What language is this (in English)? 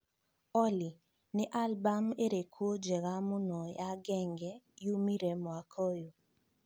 Kikuyu